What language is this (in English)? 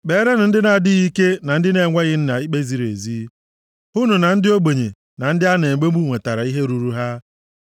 Igbo